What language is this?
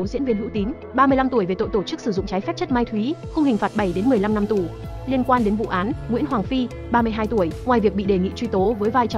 Vietnamese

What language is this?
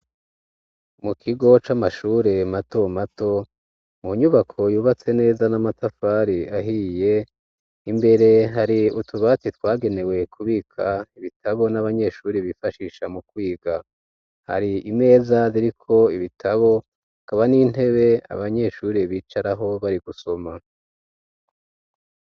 Rundi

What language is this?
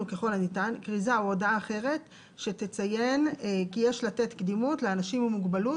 Hebrew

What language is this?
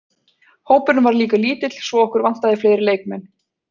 Icelandic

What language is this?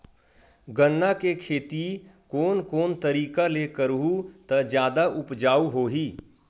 Chhattisgarhi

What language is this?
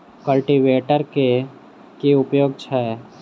Maithili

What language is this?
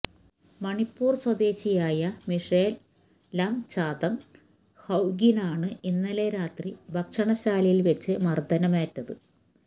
Malayalam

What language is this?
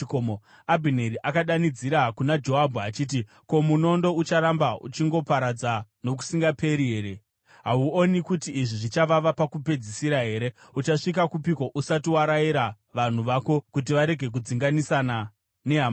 Shona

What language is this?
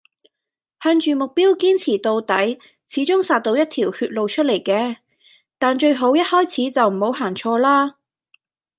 Cantonese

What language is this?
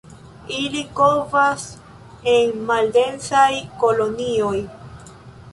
Esperanto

